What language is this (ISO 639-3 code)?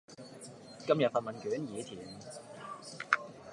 yue